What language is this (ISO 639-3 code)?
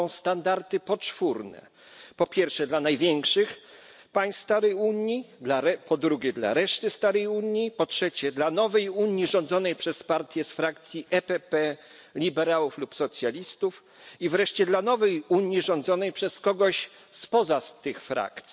pol